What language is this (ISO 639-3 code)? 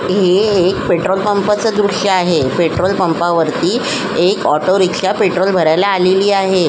mar